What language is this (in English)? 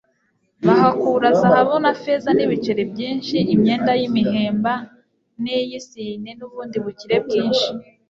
Kinyarwanda